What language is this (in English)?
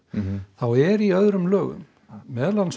Icelandic